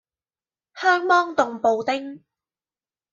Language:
Cantonese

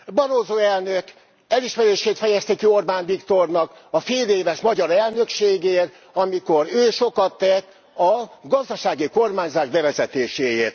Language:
Hungarian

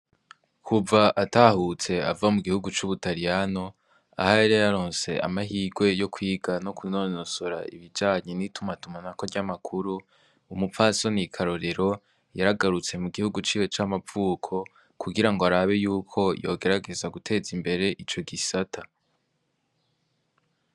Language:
Rundi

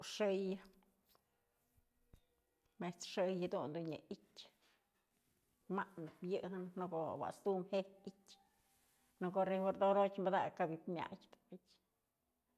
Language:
Mazatlán Mixe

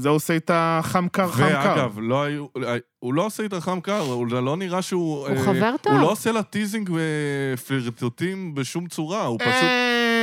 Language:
Hebrew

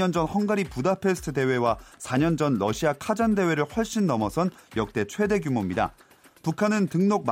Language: Korean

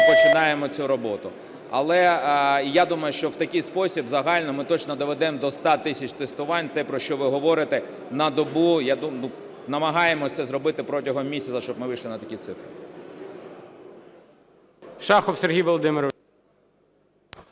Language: Ukrainian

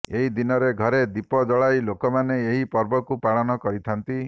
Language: Odia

